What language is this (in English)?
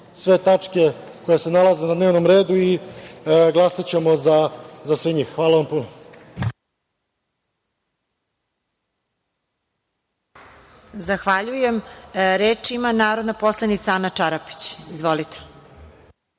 Serbian